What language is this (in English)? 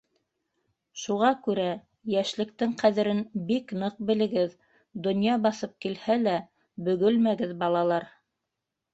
Bashkir